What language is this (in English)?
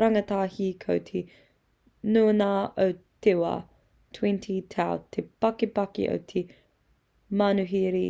Māori